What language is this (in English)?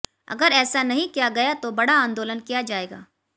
Hindi